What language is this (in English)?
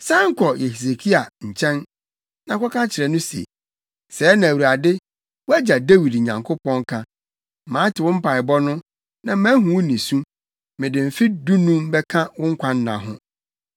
Akan